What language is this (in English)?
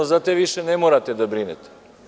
Serbian